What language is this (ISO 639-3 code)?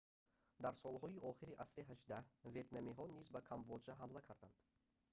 tgk